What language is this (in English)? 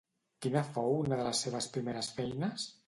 Catalan